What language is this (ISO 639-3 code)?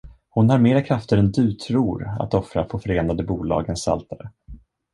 swe